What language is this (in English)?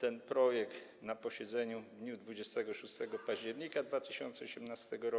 Polish